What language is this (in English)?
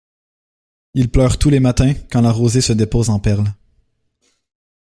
French